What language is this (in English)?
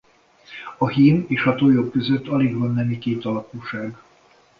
Hungarian